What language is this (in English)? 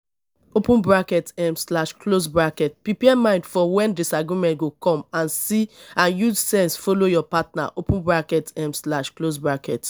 Nigerian Pidgin